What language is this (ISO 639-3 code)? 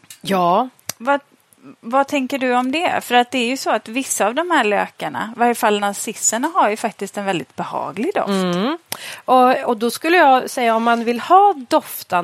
swe